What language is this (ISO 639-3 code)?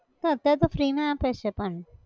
guj